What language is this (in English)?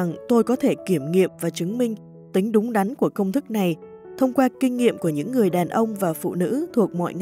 Vietnamese